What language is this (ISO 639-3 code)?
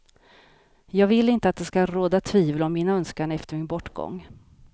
swe